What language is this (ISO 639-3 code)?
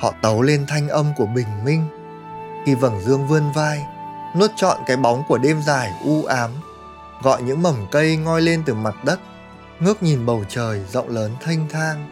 vie